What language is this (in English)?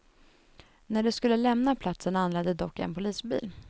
Swedish